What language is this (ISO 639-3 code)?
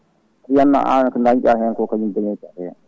ful